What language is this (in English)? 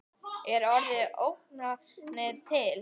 Icelandic